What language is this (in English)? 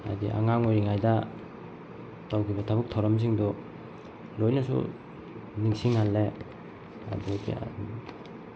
Manipuri